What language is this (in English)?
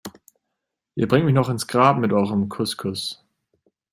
German